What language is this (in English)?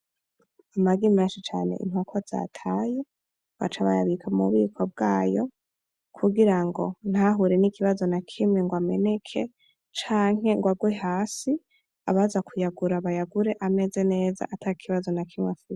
Rundi